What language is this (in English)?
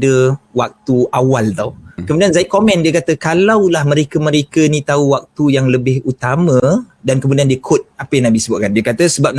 Malay